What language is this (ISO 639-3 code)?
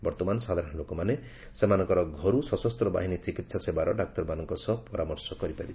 ori